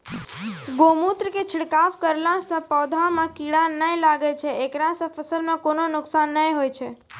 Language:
Maithili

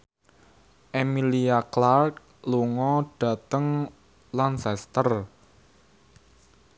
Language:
Javanese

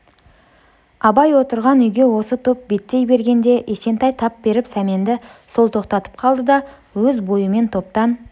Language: Kazakh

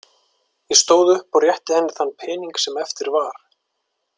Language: Icelandic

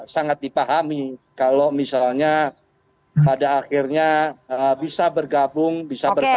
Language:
Indonesian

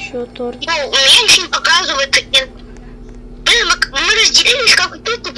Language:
Russian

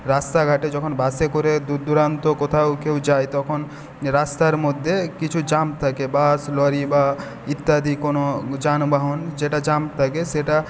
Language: Bangla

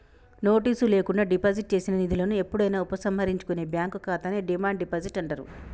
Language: Telugu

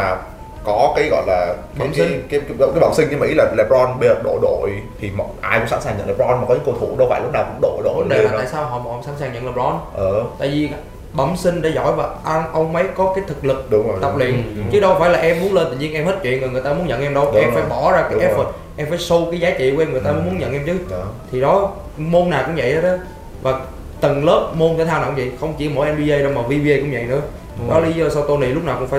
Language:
Vietnamese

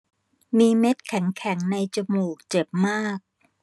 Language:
Thai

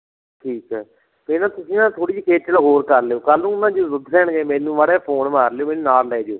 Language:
Punjabi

